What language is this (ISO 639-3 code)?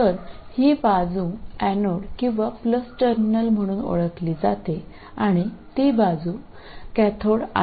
mar